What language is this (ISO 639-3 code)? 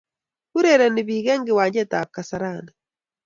kln